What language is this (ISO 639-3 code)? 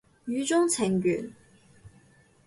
yue